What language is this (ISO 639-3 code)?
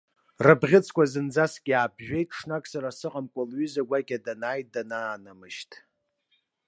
abk